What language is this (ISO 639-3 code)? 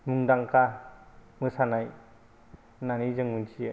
brx